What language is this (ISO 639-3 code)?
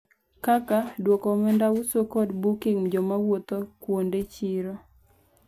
luo